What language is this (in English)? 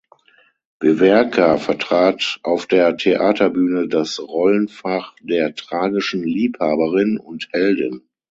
German